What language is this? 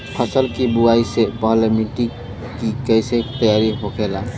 Bhojpuri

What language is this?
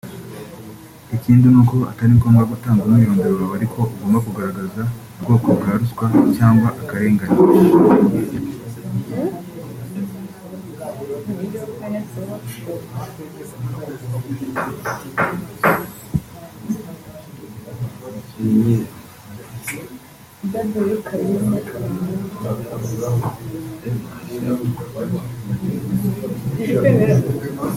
Kinyarwanda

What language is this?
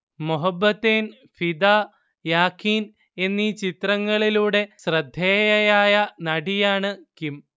Malayalam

